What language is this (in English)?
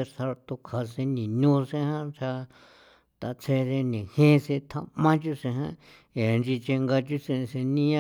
San Felipe Otlaltepec Popoloca